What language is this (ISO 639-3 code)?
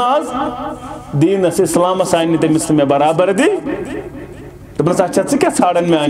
tur